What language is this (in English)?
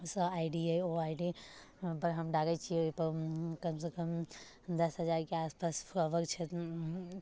Maithili